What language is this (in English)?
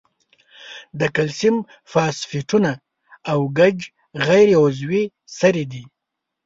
Pashto